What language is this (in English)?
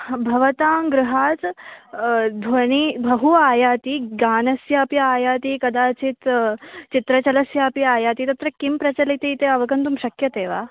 Sanskrit